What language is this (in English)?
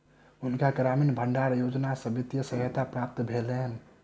Maithili